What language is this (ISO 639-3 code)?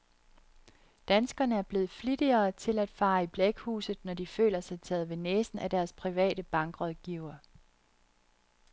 dan